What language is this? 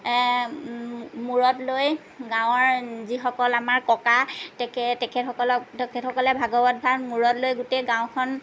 Assamese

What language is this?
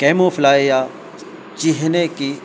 Urdu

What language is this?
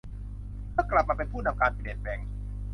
Thai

